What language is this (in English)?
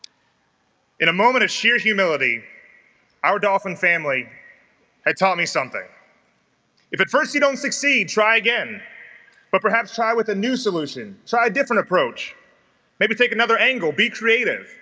English